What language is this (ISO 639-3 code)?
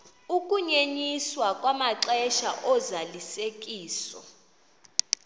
xho